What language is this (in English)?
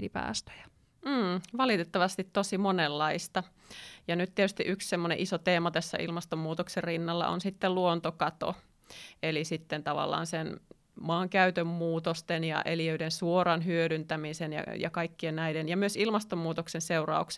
Finnish